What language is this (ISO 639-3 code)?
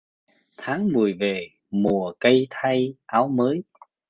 vie